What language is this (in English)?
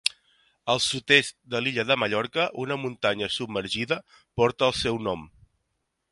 Catalan